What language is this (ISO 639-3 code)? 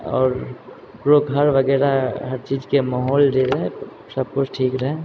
mai